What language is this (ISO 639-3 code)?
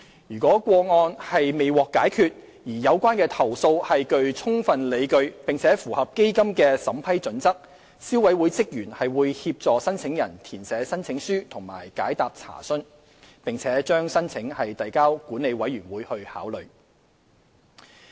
yue